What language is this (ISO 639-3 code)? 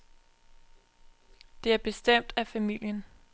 dan